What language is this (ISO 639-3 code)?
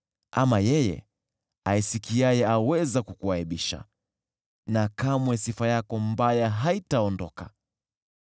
swa